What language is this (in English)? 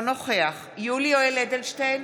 Hebrew